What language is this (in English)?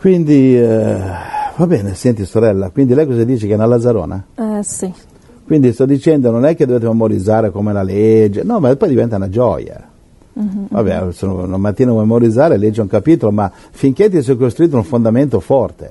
Italian